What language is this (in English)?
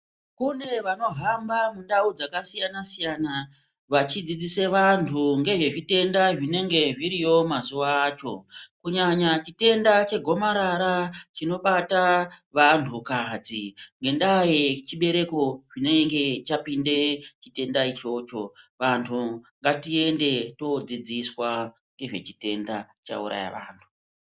Ndau